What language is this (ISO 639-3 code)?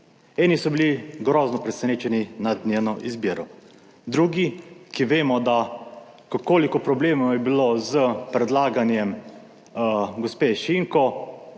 slv